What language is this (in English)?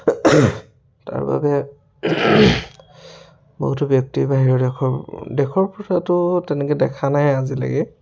Assamese